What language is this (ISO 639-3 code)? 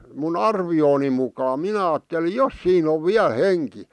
fin